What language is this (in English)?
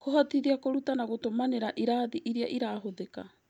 Kikuyu